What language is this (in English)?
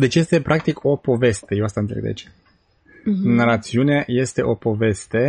Romanian